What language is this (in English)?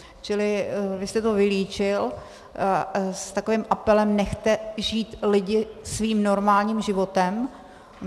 Czech